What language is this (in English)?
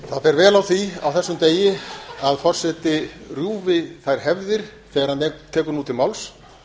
Icelandic